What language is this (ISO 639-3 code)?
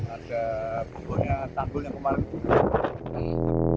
ind